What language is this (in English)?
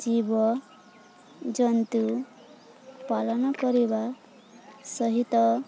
Odia